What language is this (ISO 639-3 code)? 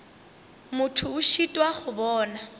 nso